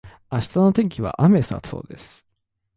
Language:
Japanese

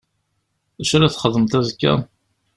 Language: Kabyle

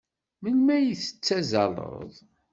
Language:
Kabyle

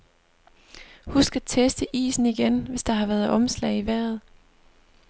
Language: Danish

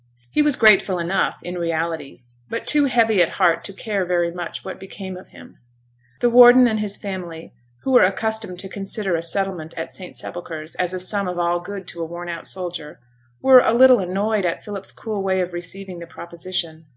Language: English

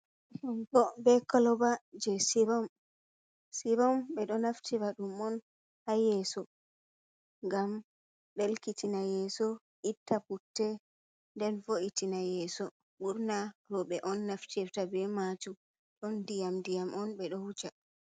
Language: Fula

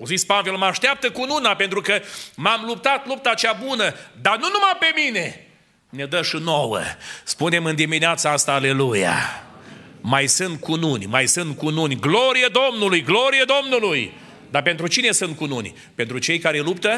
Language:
Romanian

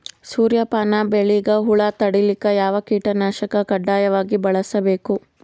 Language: Kannada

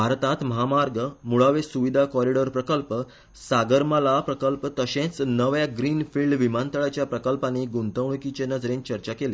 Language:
Konkani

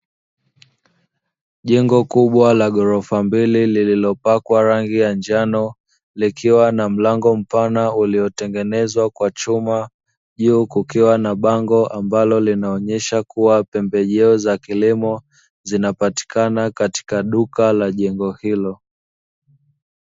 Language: Swahili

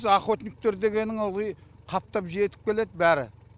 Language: Kazakh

